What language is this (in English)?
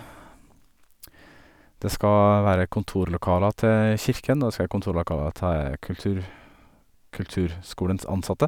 Norwegian